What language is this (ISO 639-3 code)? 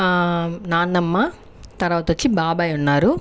tel